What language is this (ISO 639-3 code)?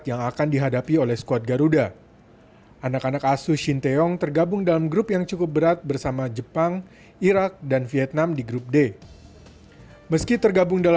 ind